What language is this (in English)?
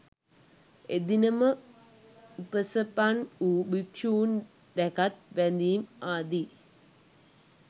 Sinhala